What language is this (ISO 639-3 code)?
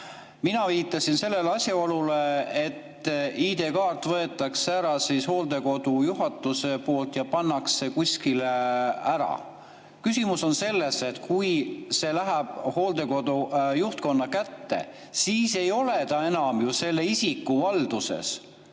est